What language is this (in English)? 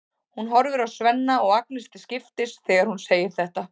Icelandic